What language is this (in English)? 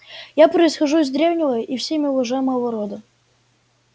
Russian